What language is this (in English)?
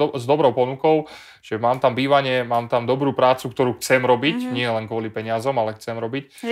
Slovak